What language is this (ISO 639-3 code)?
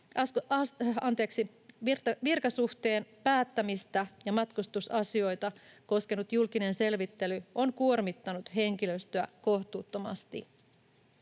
fin